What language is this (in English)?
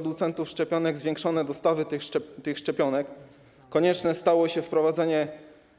Polish